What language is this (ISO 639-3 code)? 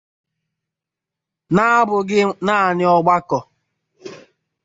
ibo